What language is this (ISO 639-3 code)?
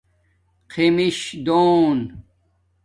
dmk